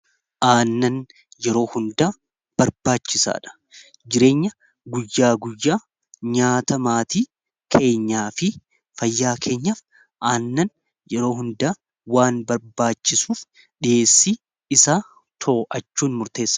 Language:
Oromo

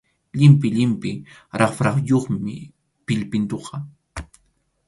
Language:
Arequipa-La Unión Quechua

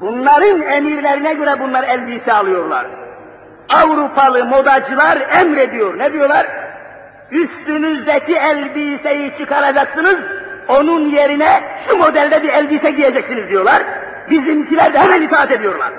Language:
Turkish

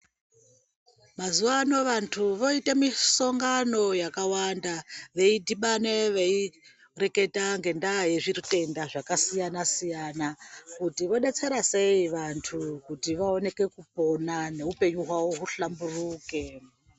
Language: Ndau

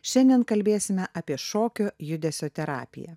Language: Lithuanian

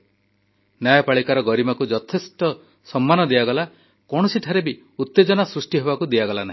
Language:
Odia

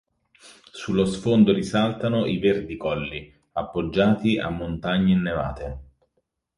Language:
Italian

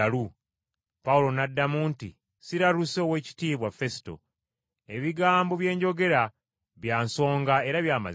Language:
Ganda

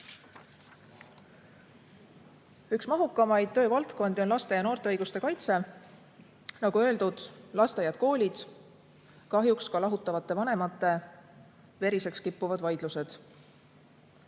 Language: Estonian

